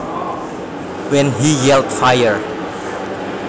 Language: Javanese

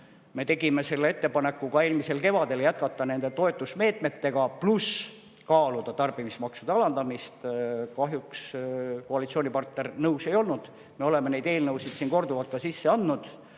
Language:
Estonian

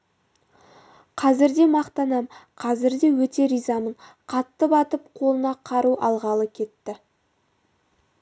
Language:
Kazakh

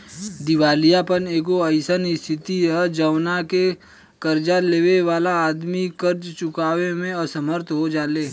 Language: Bhojpuri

